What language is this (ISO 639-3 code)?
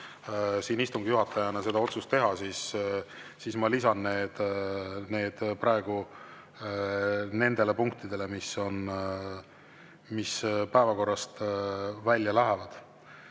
est